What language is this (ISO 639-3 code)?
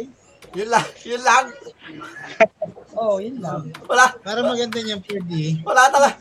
fil